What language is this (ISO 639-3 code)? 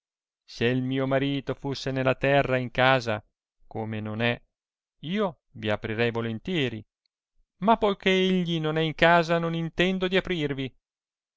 ita